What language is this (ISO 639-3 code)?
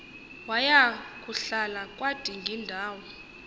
xho